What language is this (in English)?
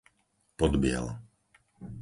Slovak